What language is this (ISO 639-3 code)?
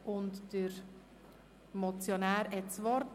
gsw